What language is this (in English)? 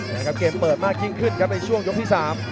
Thai